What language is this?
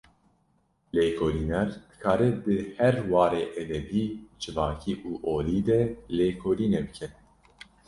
Kurdish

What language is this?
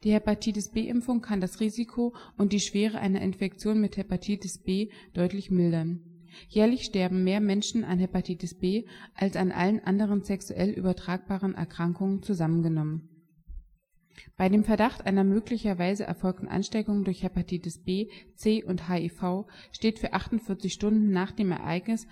German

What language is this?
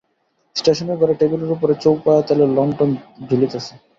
Bangla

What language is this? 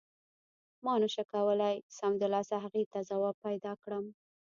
Pashto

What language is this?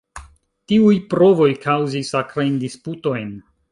Esperanto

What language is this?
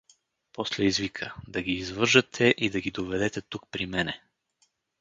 Bulgarian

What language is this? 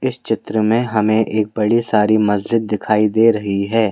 Hindi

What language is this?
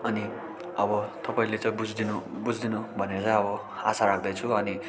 Nepali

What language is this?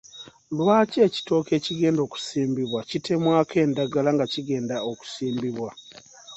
Ganda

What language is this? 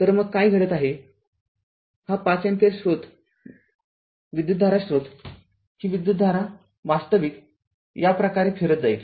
Marathi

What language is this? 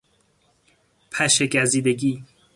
Persian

